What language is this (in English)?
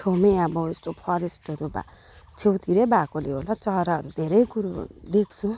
Nepali